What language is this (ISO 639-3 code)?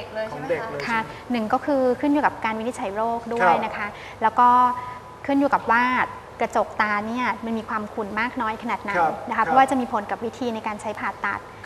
tha